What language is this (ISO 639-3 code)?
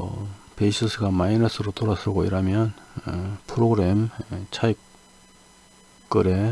kor